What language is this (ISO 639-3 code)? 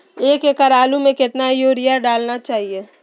mag